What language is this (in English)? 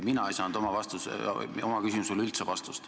Estonian